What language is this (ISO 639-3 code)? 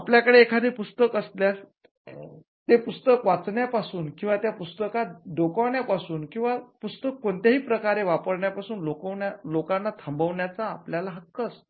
mar